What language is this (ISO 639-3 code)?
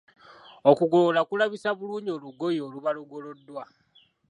lug